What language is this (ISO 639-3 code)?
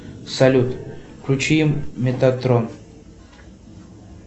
rus